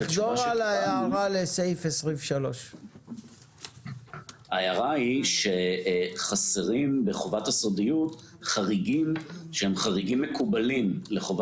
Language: Hebrew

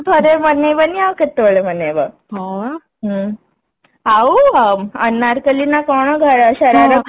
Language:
Odia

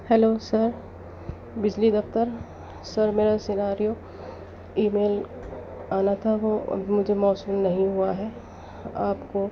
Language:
Urdu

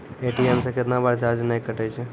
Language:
Maithili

